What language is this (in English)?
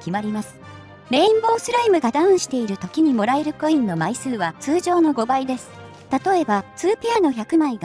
Japanese